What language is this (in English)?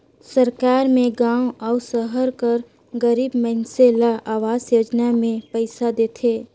Chhattisgarhi